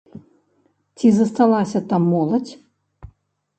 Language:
Belarusian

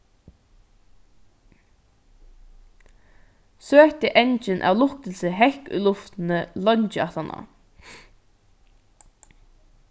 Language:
Faroese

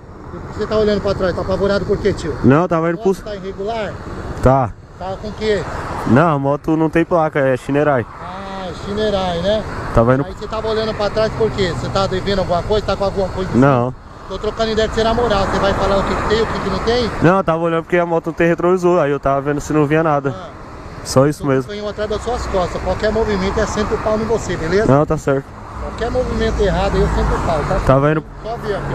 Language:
Portuguese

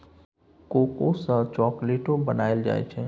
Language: Maithili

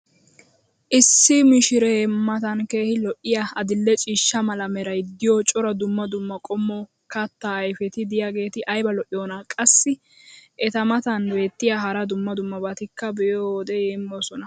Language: Wolaytta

